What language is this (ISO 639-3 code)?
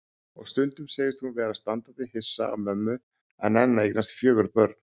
isl